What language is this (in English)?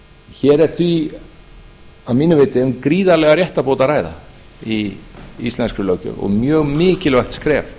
Icelandic